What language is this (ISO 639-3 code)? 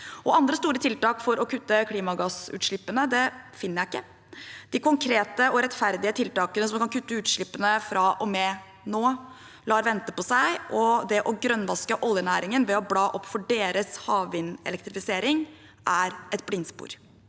nor